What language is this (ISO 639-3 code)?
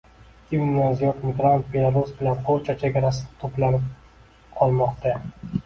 uzb